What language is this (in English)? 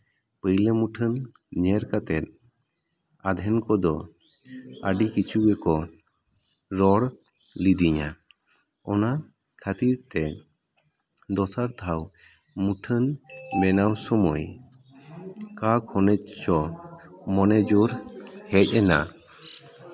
Santali